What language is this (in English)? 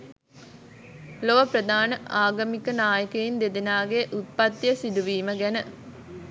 Sinhala